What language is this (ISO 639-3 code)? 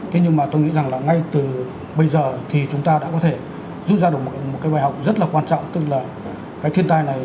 vie